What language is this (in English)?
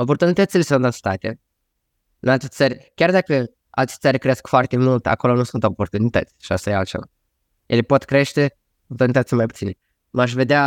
Romanian